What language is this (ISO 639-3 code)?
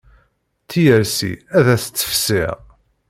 kab